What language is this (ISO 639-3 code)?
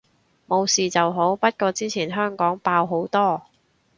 yue